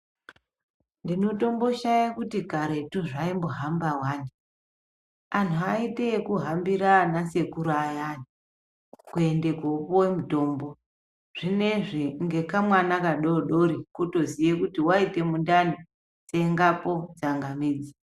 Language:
Ndau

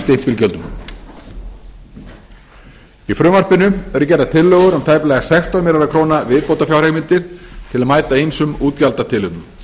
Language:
Icelandic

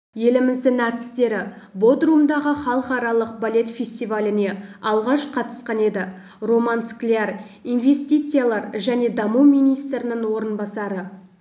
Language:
Kazakh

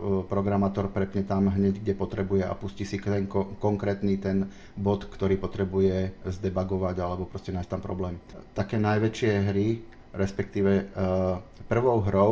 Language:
Slovak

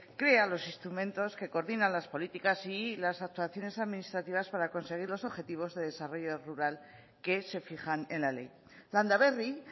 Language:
Spanish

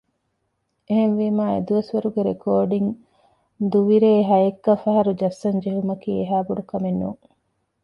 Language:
Divehi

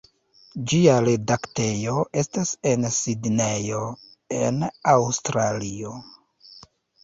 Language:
Esperanto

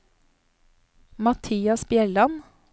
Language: Norwegian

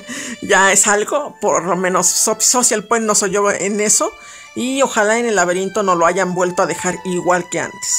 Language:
Spanish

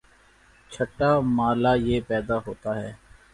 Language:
Urdu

